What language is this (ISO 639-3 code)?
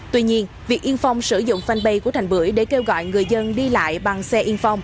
vie